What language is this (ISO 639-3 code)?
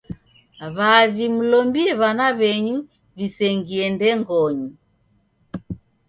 dav